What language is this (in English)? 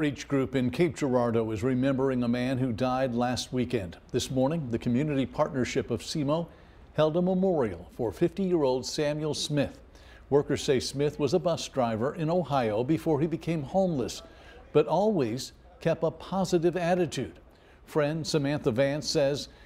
English